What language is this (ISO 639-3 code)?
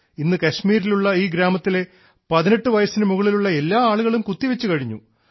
mal